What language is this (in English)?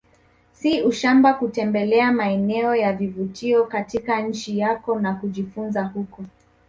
Swahili